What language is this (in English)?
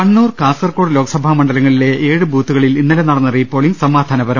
Malayalam